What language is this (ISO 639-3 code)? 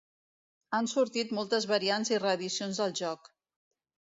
cat